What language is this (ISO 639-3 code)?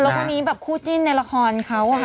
tha